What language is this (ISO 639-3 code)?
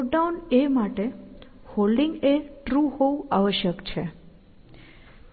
guj